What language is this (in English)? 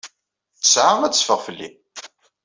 Kabyle